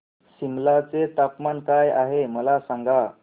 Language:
Marathi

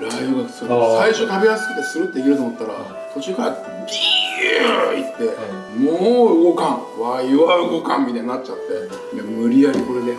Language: Japanese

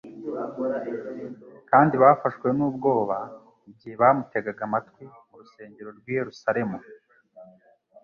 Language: Kinyarwanda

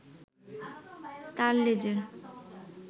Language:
Bangla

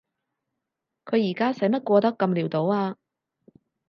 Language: Cantonese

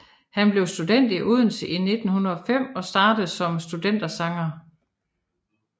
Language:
Danish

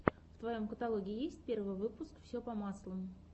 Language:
Russian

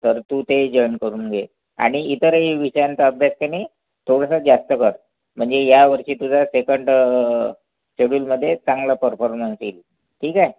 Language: Marathi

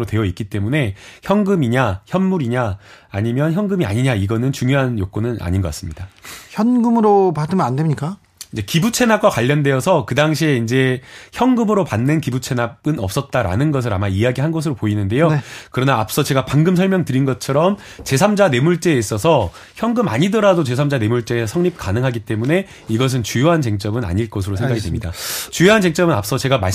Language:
Korean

